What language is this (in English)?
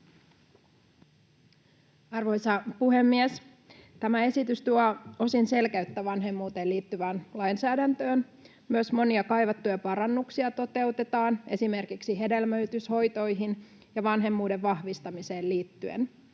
Finnish